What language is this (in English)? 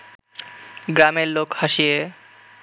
Bangla